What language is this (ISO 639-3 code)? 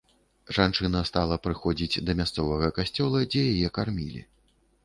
bel